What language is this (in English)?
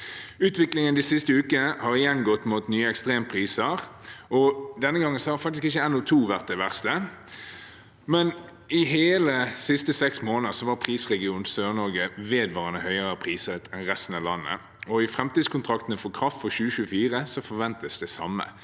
Norwegian